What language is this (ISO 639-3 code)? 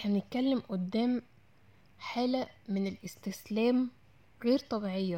ara